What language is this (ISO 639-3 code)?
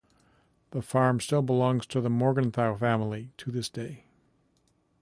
eng